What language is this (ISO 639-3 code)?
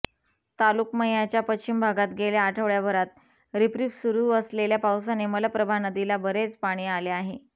mar